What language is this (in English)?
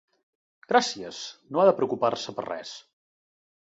Catalan